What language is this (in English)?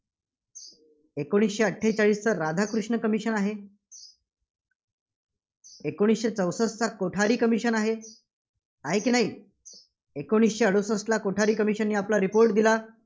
Marathi